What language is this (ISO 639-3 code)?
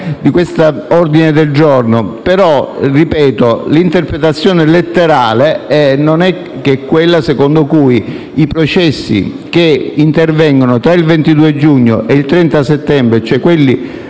ita